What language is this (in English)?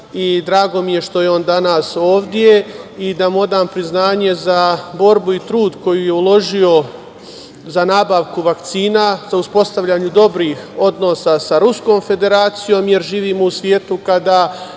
Serbian